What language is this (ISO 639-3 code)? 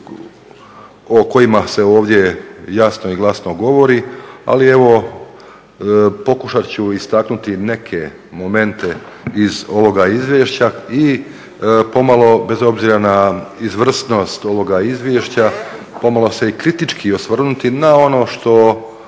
hrv